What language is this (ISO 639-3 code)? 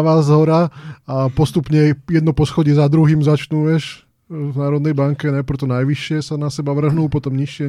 slk